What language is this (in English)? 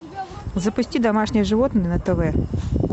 Russian